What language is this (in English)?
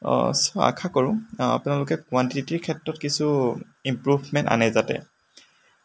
Assamese